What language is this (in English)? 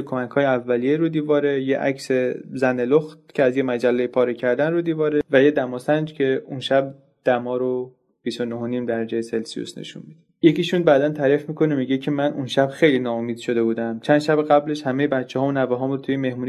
Persian